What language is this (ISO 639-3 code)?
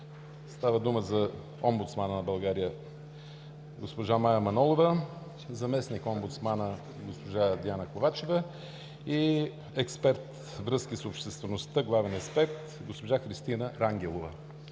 bul